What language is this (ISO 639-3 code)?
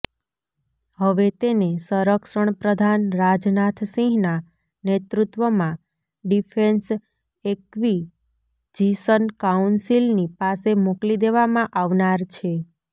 guj